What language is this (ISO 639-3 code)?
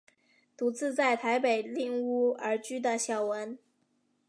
zho